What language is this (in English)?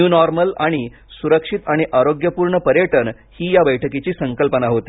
Marathi